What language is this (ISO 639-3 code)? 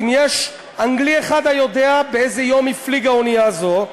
heb